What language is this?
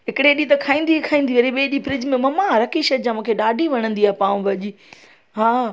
Sindhi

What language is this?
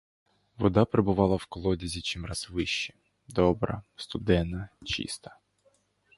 Ukrainian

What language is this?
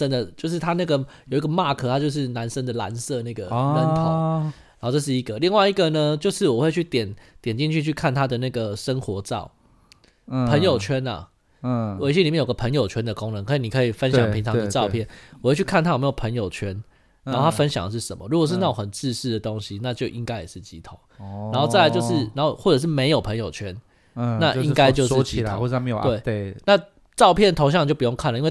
Chinese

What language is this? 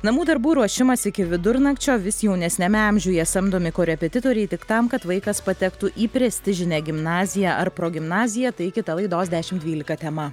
Lithuanian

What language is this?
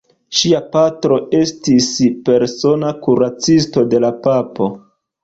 Esperanto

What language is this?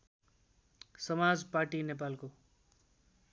Nepali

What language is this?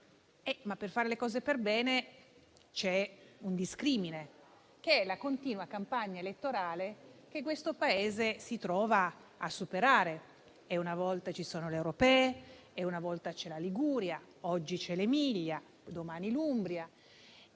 Italian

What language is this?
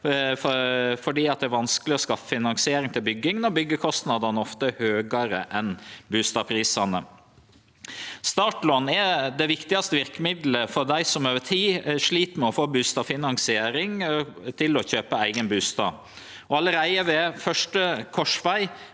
Norwegian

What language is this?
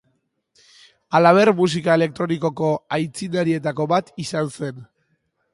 Basque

